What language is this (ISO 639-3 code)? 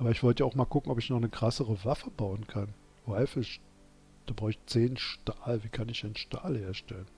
deu